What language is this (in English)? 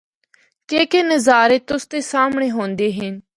Northern Hindko